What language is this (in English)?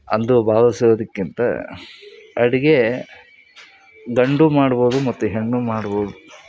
Kannada